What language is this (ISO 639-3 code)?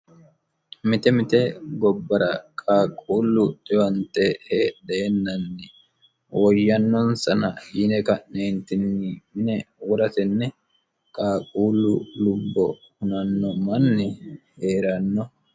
sid